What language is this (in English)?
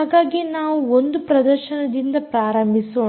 Kannada